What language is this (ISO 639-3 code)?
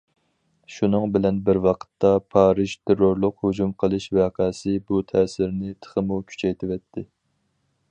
uig